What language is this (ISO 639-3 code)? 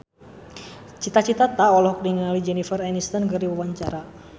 sun